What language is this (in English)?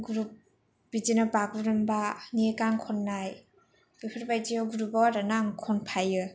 Bodo